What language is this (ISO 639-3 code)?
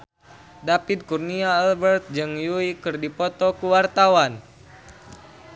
sun